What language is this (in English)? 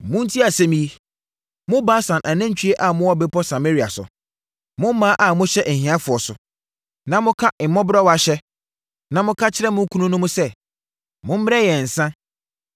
Akan